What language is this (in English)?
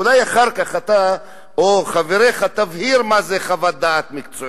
Hebrew